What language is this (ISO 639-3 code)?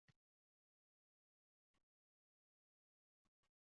uzb